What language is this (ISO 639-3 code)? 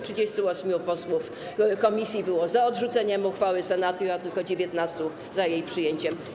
pol